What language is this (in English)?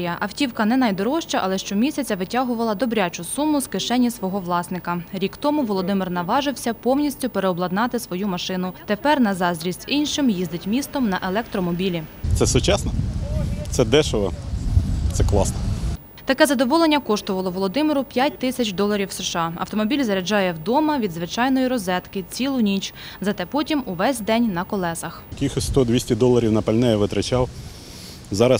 Ukrainian